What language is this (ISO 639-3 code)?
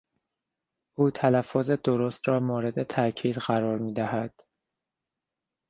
fas